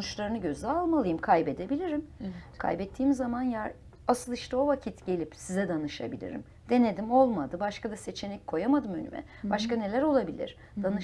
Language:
Turkish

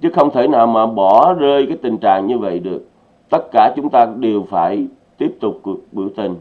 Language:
Vietnamese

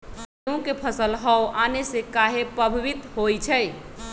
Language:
Magahi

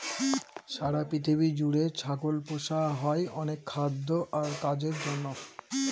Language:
Bangla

